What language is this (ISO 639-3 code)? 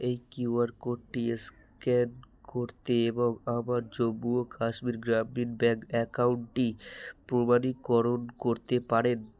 ben